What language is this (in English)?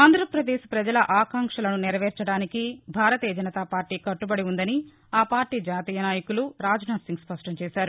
Telugu